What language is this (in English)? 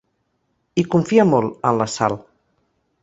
Catalan